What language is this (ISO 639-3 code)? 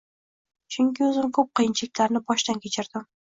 uzb